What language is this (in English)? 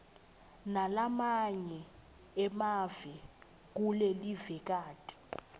Swati